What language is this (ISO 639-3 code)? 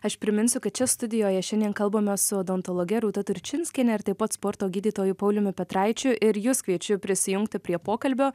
lit